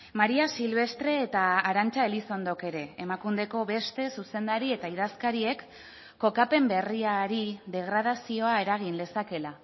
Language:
Basque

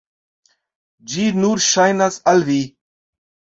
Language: Esperanto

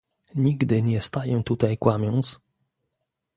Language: Polish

